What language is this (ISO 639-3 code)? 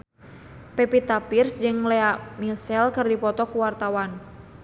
sun